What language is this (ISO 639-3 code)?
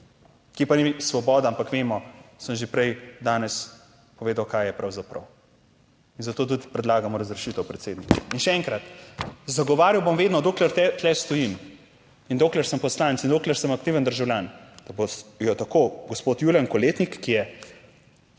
slv